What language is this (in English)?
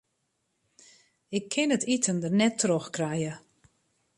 Western Frisian